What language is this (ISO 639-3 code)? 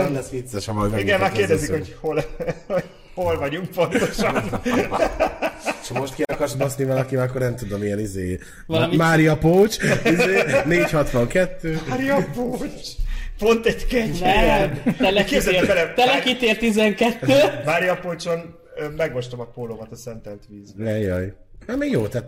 hun